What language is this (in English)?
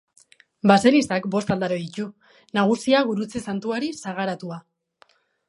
Basque